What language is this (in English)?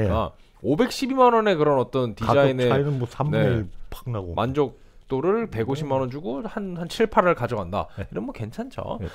Korean